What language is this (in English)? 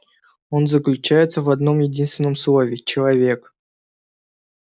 Russian